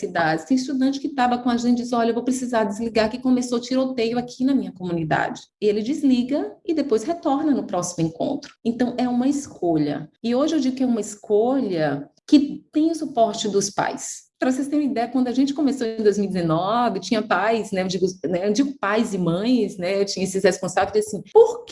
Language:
Portuguese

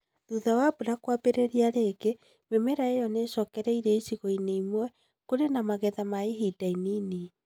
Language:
Kikuyu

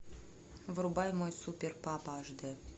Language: Russian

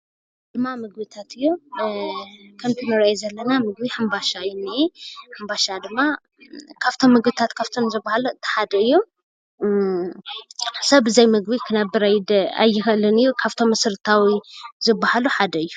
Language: Tigrinya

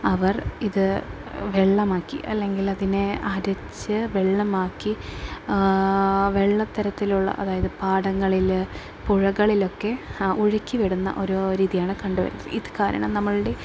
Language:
Malayalam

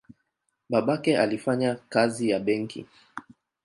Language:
Swahili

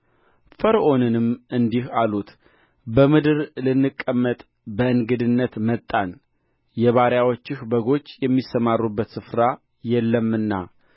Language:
Amharic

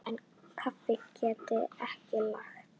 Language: Icelandic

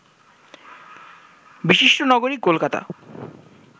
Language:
Bangla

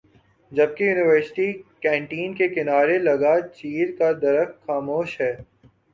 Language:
Urdu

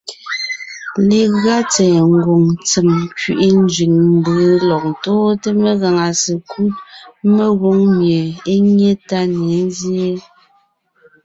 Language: Ngiemboon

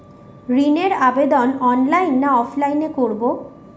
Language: Bangla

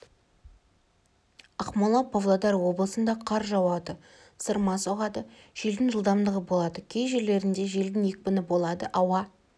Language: Kazakh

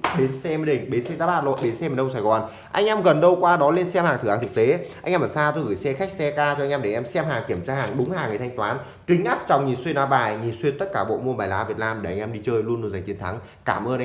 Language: Vietnamese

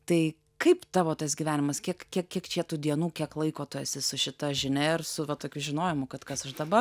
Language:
Lithuanian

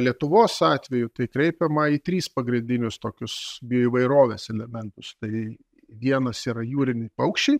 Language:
Lithuanian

